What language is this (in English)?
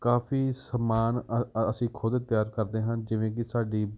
Punjabi